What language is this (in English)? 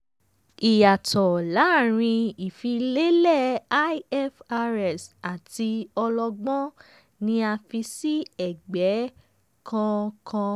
Yoruba